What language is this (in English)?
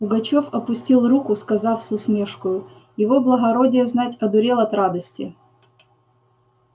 Russian